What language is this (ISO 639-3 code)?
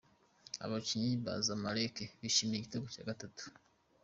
kin